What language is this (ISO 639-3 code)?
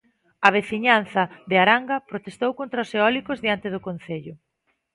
glg